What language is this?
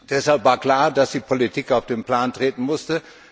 German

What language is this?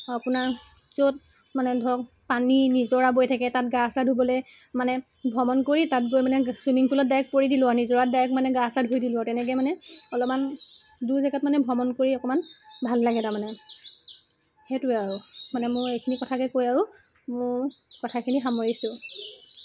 Assamese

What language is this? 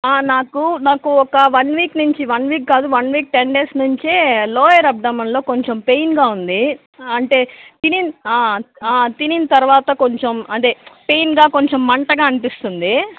Telugu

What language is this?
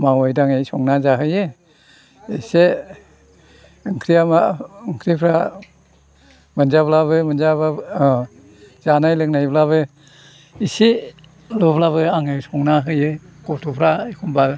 Bodo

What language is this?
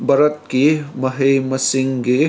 Manipuri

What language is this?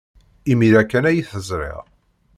Kabyle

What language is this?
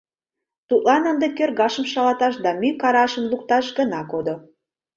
Mari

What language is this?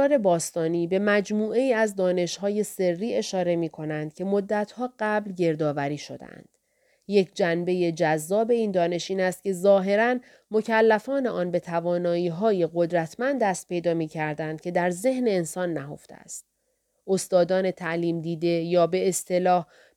Persian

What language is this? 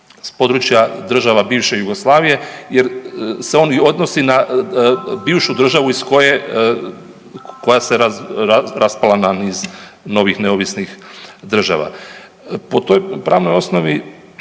Croatian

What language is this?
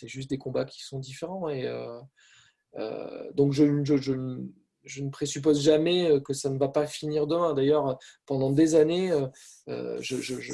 French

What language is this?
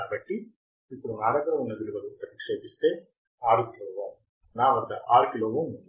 Telugu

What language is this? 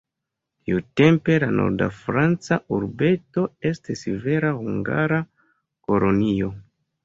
Esperanto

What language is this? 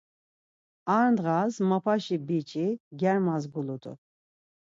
Laz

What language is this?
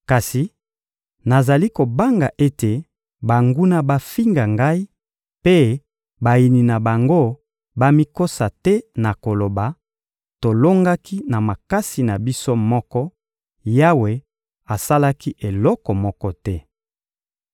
Lingala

